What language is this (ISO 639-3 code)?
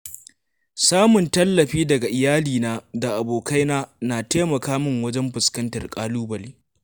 hau